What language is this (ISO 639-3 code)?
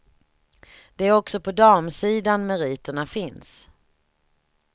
swe